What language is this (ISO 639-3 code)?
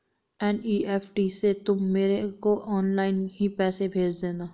hin